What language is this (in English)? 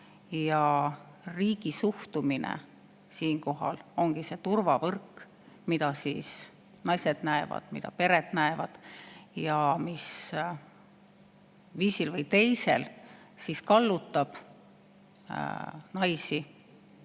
Estonian